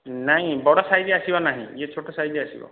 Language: Odia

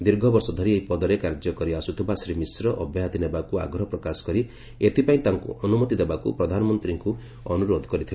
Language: Odia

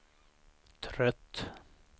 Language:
Swedish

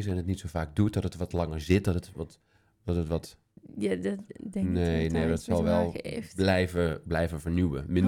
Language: Dutch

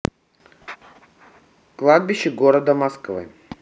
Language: Russian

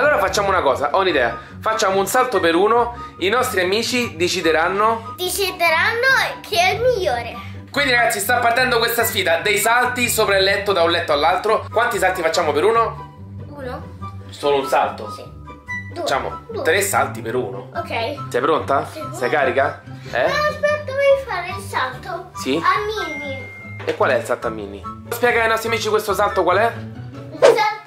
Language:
Italian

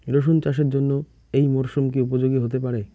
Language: Bangla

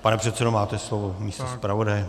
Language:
Czech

